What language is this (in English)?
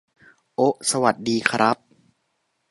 Thai